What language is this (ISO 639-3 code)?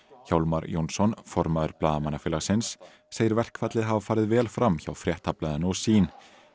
isl